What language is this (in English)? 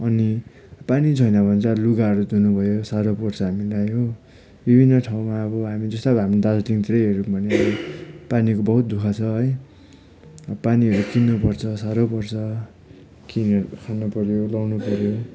Nepali